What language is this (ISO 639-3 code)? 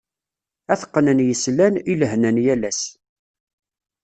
kab